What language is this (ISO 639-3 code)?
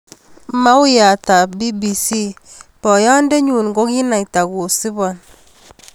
kln